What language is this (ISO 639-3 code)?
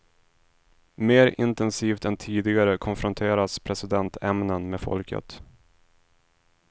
swe